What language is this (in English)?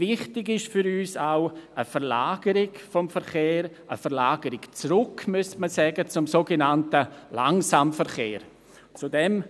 Swiss German